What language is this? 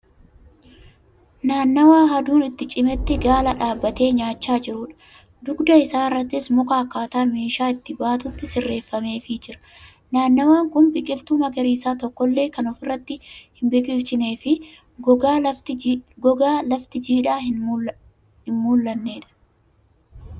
Oromo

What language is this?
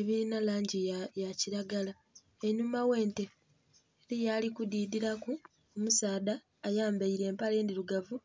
Soga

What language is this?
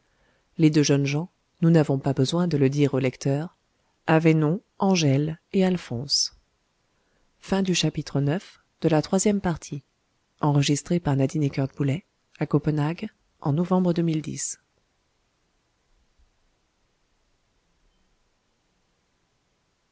French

